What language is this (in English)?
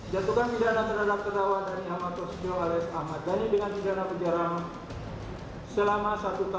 Indonesian